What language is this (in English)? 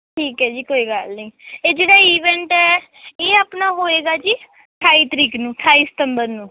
Punjabi